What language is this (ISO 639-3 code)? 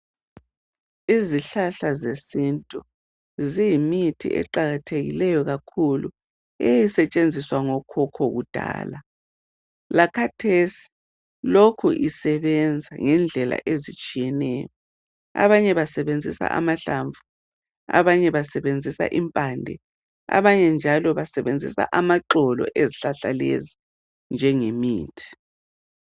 nde